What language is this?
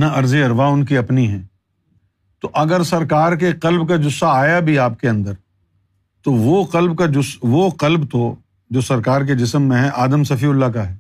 Urdu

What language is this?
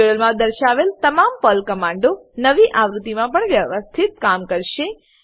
Gujarati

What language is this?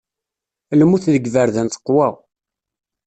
Kabyle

